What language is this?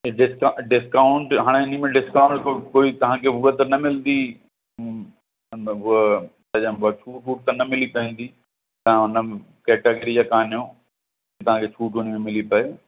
Sindhi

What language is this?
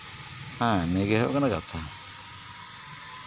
Santali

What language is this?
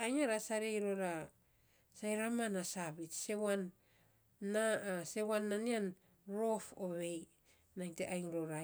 Saposa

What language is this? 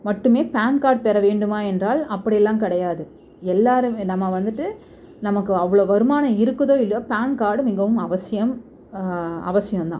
Tamil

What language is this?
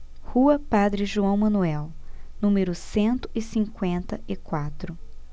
Portuguese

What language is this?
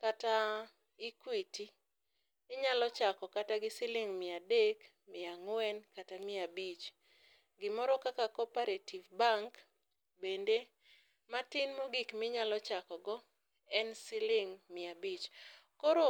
Luo (Kenya and Tanzania)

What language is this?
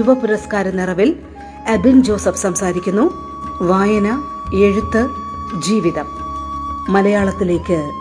Malayalam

